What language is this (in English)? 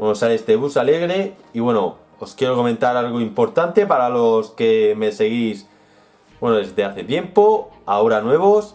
Spanish